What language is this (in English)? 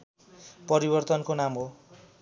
Nepali